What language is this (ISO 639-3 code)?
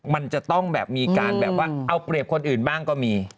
tha